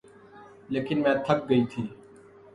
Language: Urdu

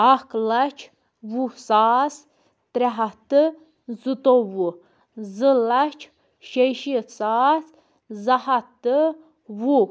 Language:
Kashmiri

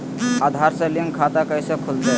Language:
Magahi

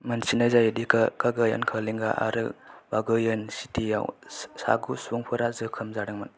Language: Bodo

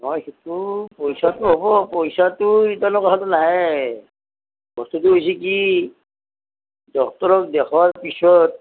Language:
Assamese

